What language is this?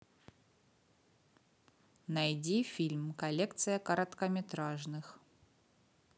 Russian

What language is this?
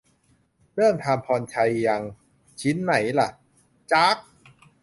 Thai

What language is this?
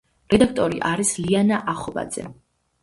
Georgian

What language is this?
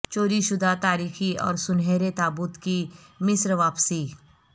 Urdu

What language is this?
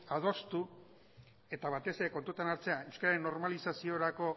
Basque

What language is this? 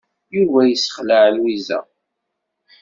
Kabyle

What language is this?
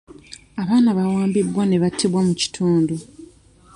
Ganda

